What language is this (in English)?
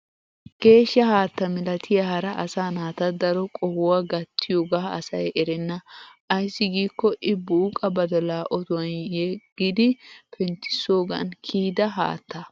Wolaytta